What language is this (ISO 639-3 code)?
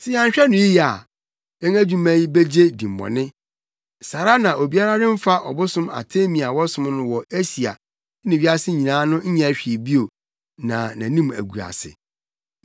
aka